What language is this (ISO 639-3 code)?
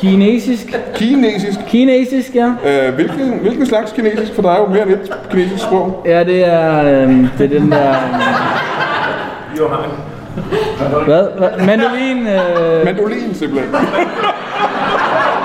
dan